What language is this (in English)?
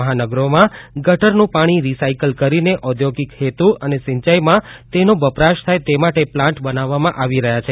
Gujarati